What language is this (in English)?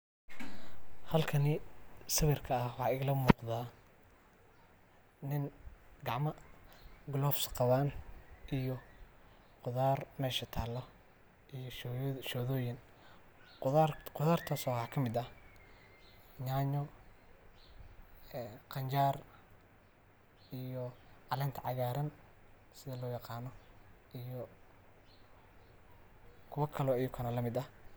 Somali